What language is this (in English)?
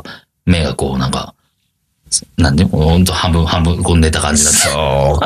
Japanese